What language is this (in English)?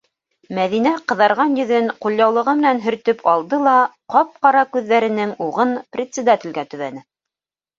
Bashkir